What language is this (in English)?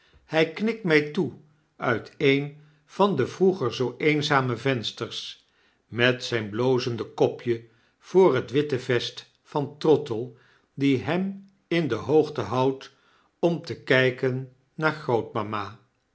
Dutch